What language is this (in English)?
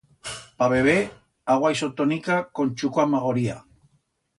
Aragonese